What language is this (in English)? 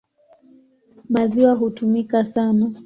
Swahili